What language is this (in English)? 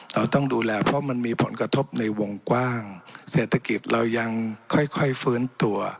Thai